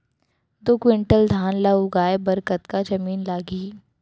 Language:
Chhattisgarhi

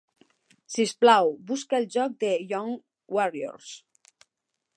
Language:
Catalan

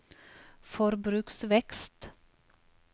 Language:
Norwegian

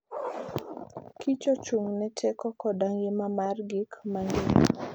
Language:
Luo (Kenya and Tanzania)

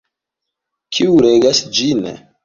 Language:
Esperanto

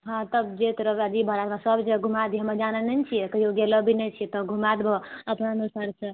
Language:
Maithili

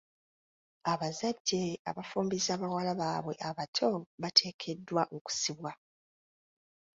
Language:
Ganda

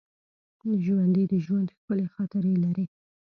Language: Pashto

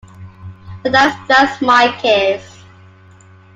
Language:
English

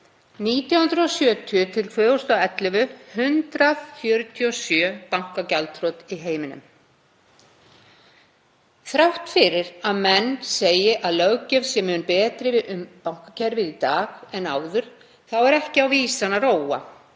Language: Icelandic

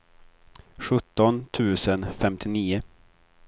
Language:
Swedish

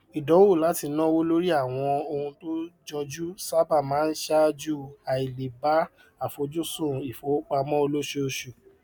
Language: Yoruba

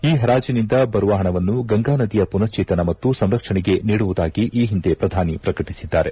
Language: Kannada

